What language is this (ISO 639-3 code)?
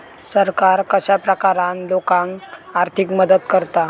mar